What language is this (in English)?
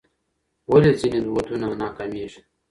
Pashto